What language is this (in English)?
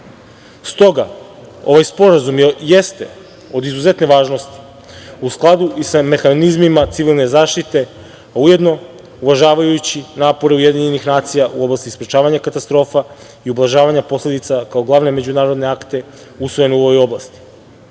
Serbian